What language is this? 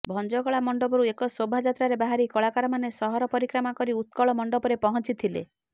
Odia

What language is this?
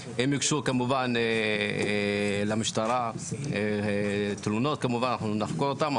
Hebrew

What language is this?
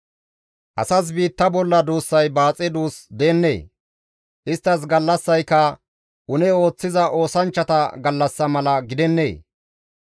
Gamo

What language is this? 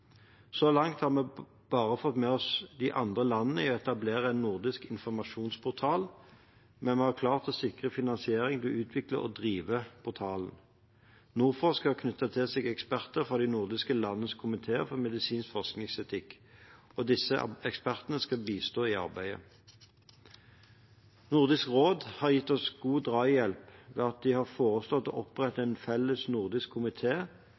Norwegian Bokmål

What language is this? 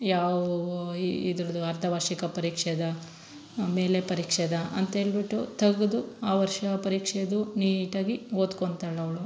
Kannada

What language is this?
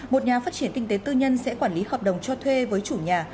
Vietnamese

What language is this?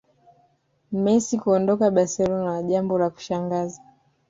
Swahili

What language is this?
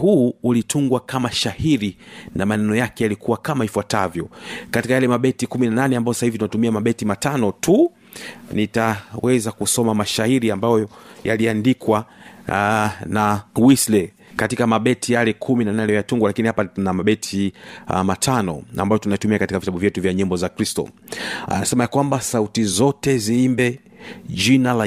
Swahili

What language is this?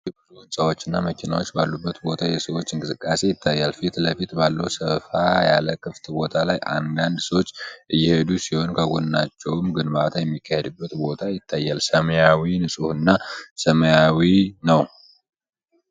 Amharic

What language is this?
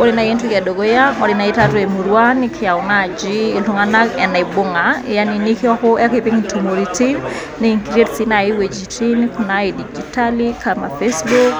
Masai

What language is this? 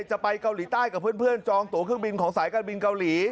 Thai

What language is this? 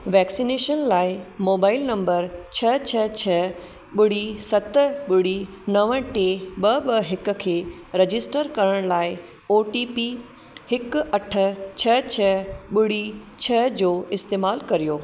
Sindhi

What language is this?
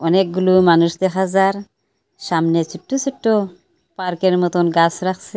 Bangla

